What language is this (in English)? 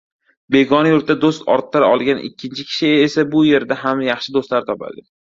Uzbek